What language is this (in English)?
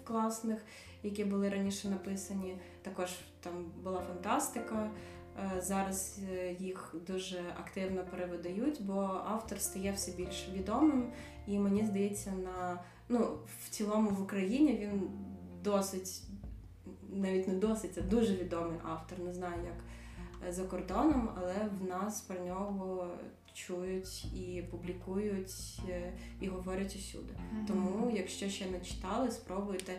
Ukrainian